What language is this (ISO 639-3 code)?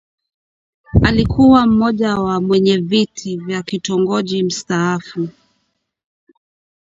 swa